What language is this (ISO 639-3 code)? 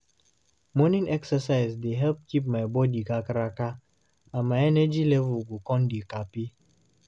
pcm